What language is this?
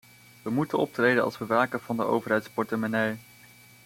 Dutch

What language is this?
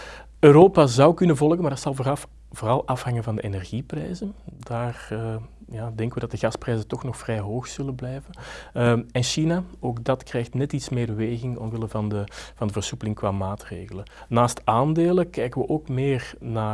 Dutch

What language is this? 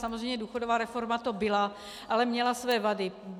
Czech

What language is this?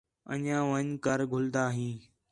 Khetrani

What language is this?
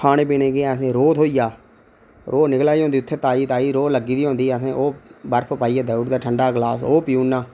Dogri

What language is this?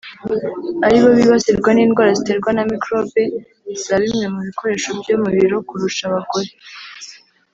Kinyarwanda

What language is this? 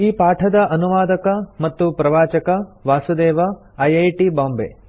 Kannada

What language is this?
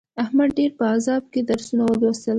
Pashto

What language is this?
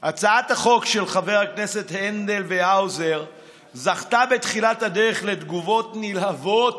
Hebrew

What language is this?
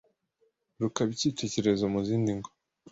Kinyarwanda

